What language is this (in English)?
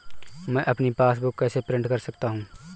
Hindi